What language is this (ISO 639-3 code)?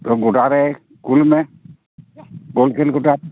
sat